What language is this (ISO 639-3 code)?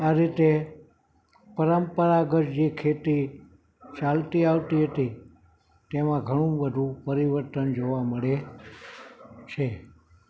guj